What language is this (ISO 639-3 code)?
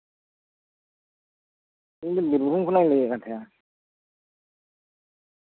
sat